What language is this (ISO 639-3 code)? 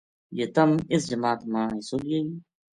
gju